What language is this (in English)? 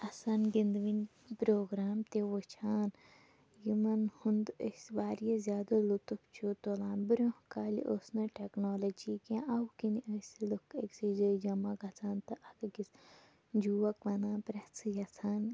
Kashmiri